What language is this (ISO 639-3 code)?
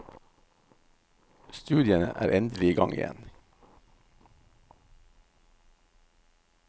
nor